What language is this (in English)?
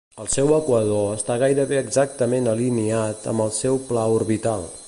Catalan